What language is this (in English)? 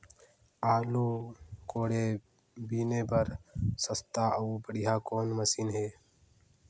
Chhattisgarhi